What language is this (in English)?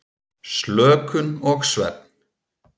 Icelandic